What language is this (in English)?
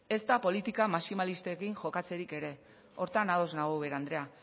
Basque